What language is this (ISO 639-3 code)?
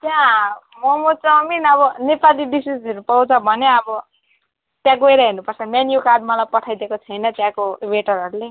nep